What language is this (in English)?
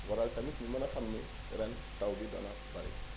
Wolof